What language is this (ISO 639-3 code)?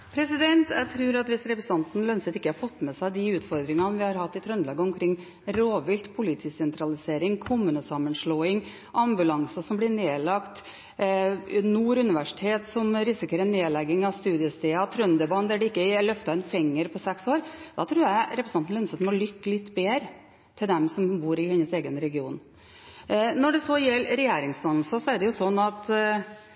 nob